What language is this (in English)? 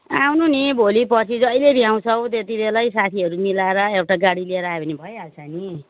Nepali